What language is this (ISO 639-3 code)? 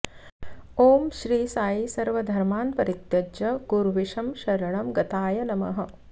san